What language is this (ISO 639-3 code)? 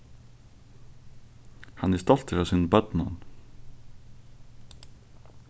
fao